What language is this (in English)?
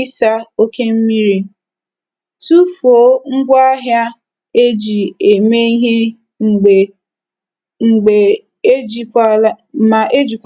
Igbo